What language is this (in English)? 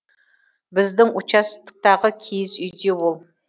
Kazakh